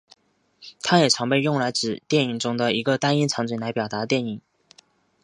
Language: Chinese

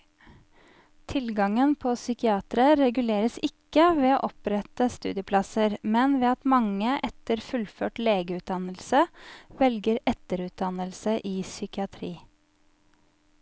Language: Norwegian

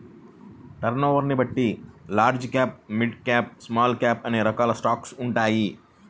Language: Telugu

